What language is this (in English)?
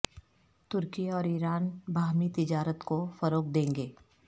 Urdu